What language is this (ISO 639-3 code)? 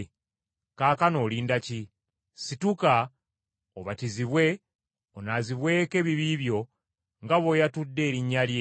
lug